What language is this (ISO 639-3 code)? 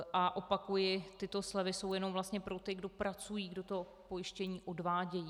ces